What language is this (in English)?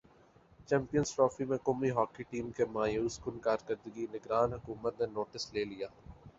Urdu